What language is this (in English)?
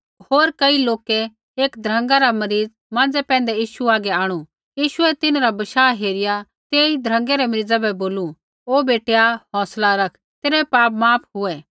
Kullu Pahari